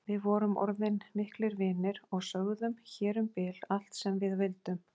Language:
Icelandic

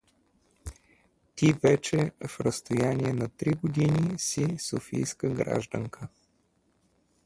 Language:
Bulgarian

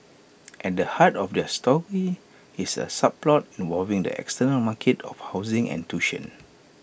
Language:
English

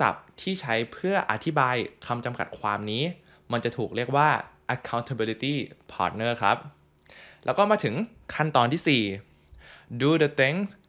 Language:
Thai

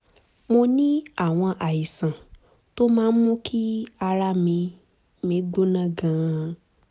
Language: Yoruba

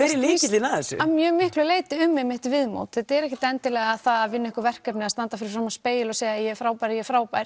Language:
Icelandic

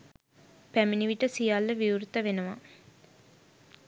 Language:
Sinhala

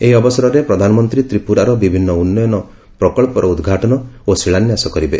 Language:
Odia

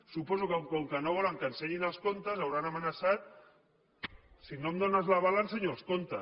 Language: Catalan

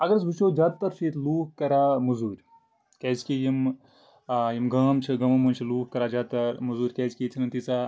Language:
Kashmiri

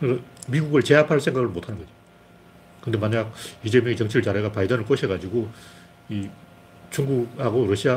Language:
Korean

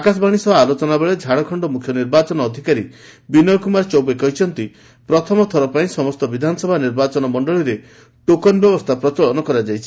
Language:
Odia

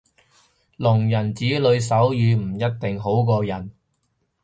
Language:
Cantonese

